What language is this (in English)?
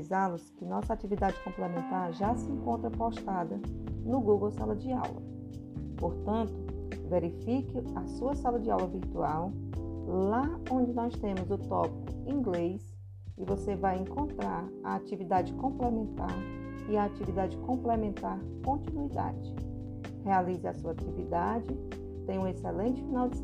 Portuguese